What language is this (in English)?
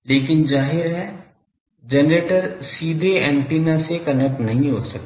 Hindi